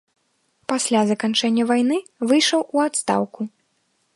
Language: Belarusian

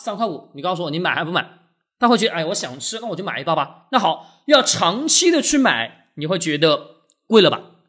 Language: Chinese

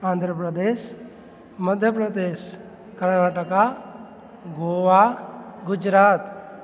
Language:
Sindhi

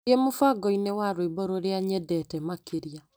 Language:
Kikuyu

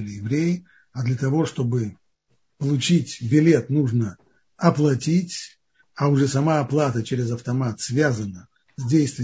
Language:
Russian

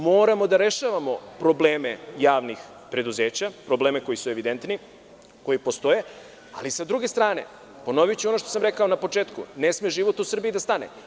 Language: Serbian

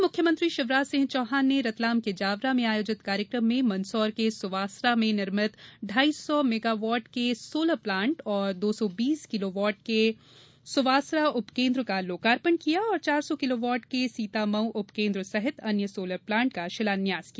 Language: Hindi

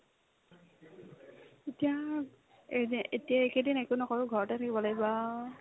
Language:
Assamese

